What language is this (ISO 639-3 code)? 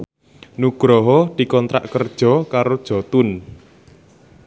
jav